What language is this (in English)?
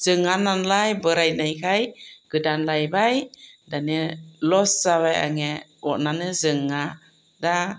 Bodo